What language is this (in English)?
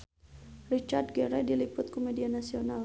Sundanese